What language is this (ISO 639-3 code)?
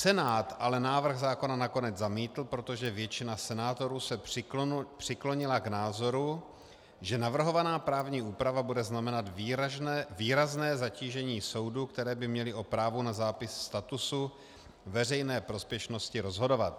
ces